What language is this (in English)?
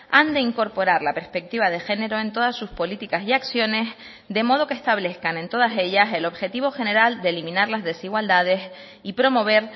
Spanish